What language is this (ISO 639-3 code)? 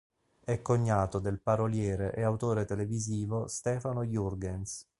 ita